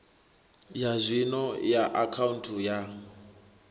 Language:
Venda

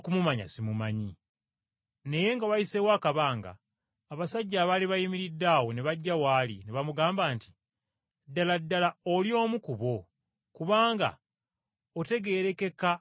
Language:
Ganda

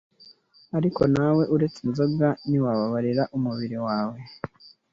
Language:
Kinyarwanda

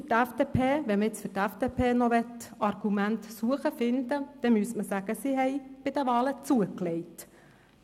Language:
Swiss German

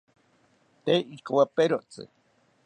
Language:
South Ucayali Ashéninka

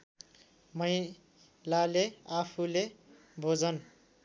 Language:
Nepali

